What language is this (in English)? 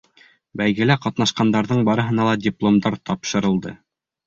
Bashkir